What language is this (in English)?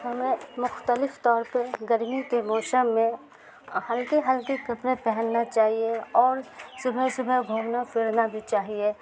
Urdu